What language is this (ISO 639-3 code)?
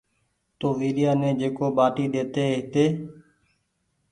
gig